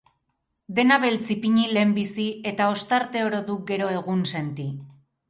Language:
Basque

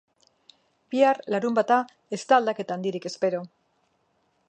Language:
Basque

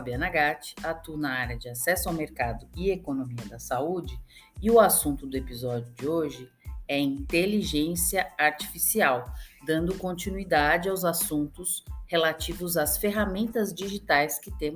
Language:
Portuguese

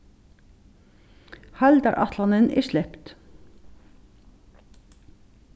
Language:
Faroese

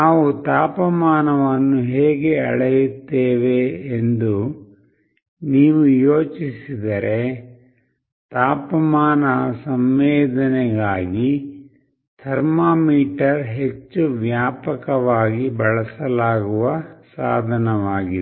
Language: Kannada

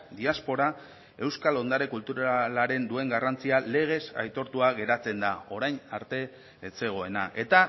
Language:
Basque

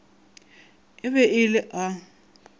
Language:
Northern Sotho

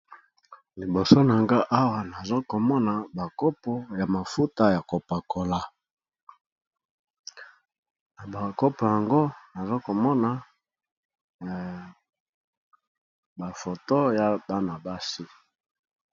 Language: Lingala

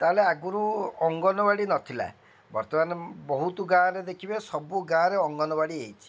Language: Odia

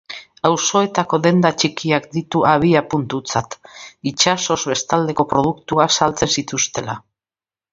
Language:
Basque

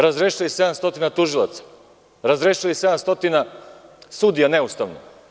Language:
Serbian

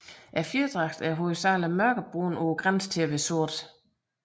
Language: Danish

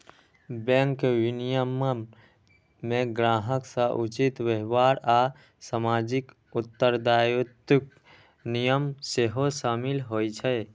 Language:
Maithili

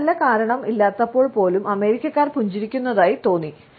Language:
Malayalam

